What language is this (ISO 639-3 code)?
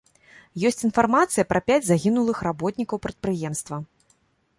bel